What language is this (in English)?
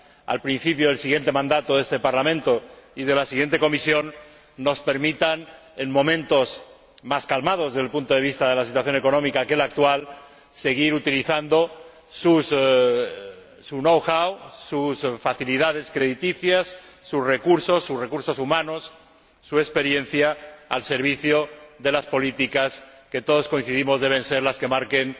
Spanish